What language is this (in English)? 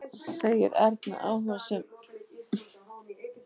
Icelandic